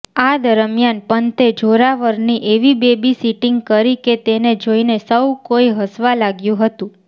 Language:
Gujarati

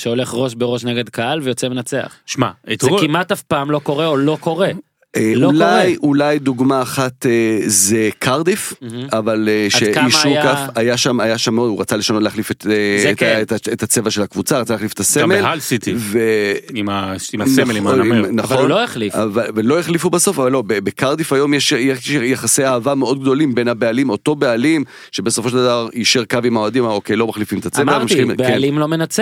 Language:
Hebrew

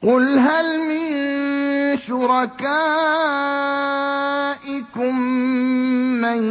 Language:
Arabic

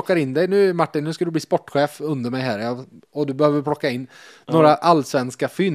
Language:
Swedish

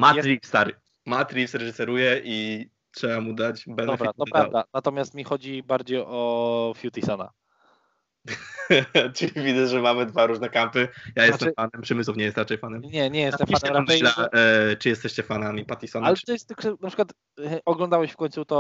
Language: Polish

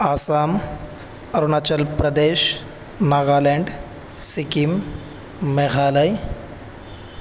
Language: Urdu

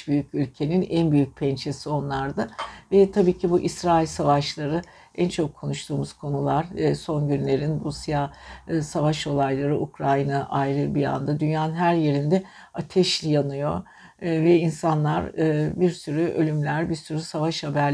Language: Turkish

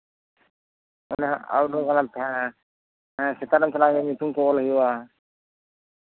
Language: Santali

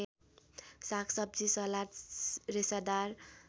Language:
Nepali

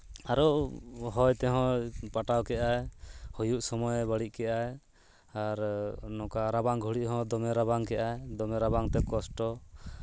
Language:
Santali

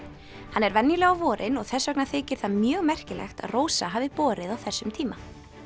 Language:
Icelandic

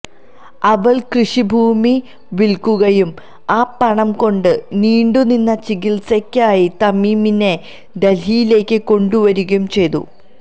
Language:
Malayalam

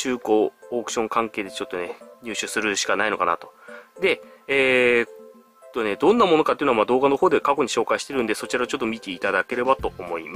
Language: Japanese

